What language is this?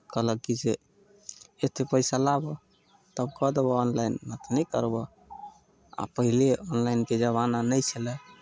Maithili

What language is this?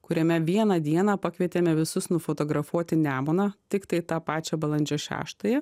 Lithuanian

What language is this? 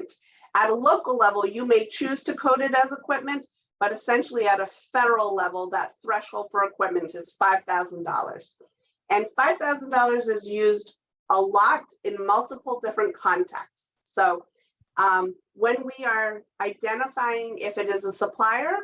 English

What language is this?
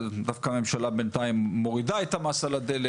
Hebrew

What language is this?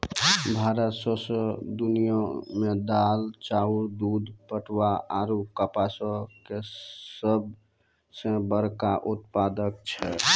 Maithili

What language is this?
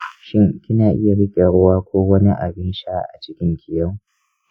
Hausa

